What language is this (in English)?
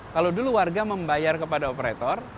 Indonesian